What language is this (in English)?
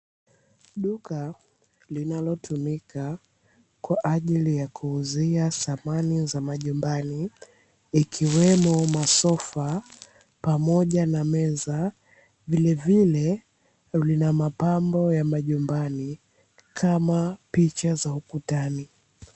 Swahili